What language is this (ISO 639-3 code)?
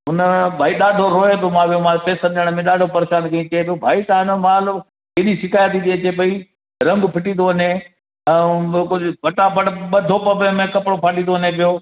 snd